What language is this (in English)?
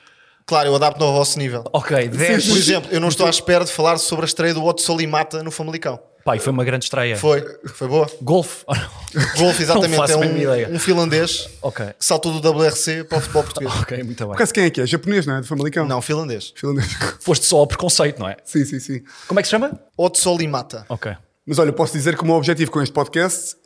Portuguese